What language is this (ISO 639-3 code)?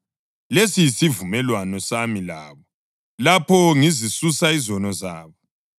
nde